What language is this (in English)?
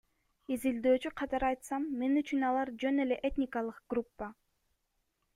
Kyrgyz